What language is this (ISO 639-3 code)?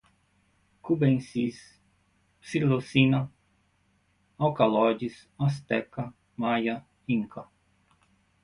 por